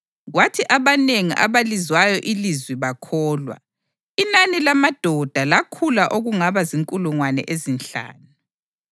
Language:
North Ndebele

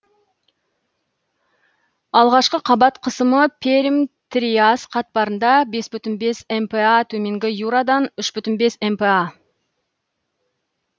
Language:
Kazakh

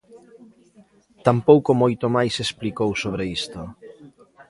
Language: Galician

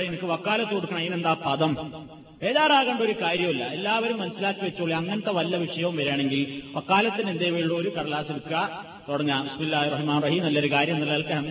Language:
Malayalam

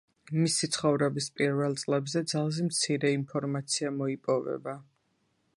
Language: Georgian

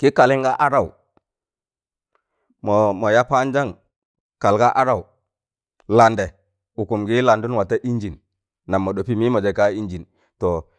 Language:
Tangale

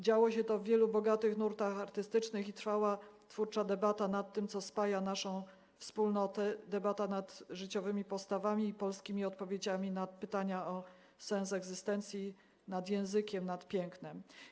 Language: Polish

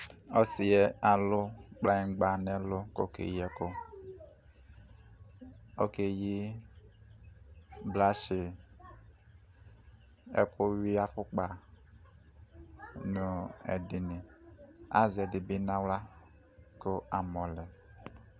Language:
Ikposo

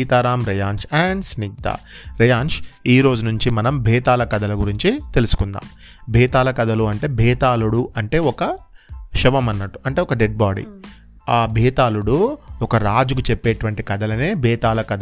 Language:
Telugu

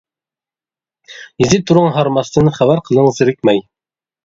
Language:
Uyghur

